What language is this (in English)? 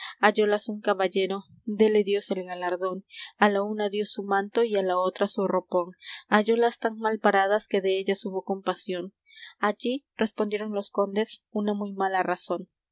Spanish